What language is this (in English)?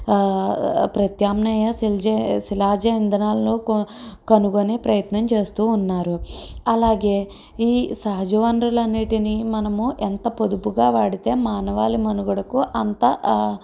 Telugu